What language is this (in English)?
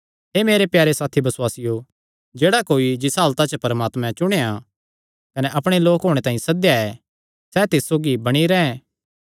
Kangri